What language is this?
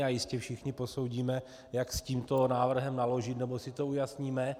Czech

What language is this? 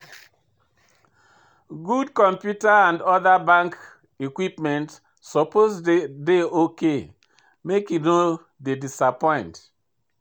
Nigerian Pidgin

